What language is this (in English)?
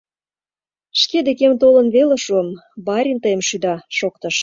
Mari